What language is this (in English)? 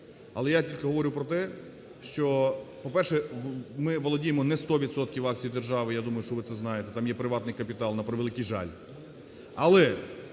Ukrainian